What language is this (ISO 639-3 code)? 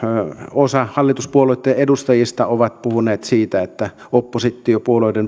fin